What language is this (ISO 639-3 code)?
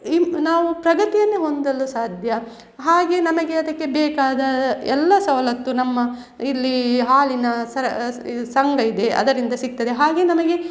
kan